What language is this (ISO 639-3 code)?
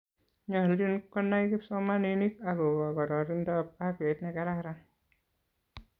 kln